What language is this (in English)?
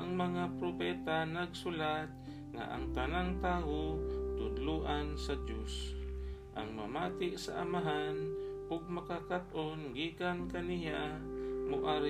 Filipino